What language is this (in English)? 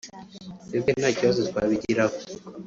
Kinyarwanda